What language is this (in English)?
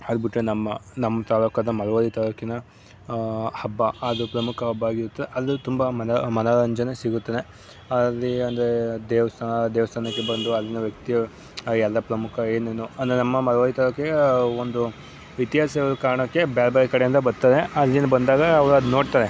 Kannada